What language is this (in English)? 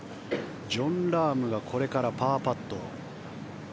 Japanese